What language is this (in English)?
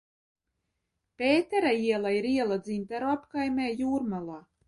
Latvian